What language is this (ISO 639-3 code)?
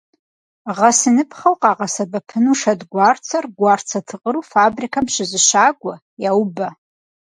kbd